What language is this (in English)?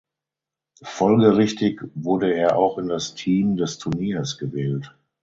German